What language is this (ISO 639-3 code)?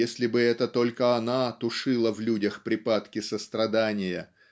rus